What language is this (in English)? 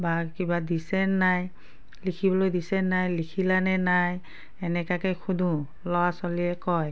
Assamese